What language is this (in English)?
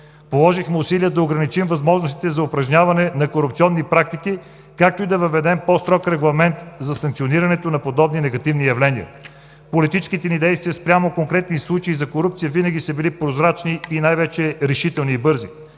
Bulgarian